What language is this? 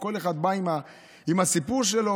Hebrew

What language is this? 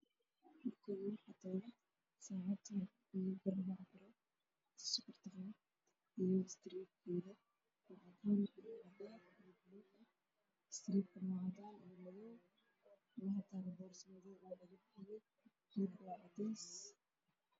Somali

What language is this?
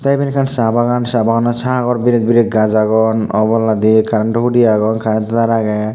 Chakma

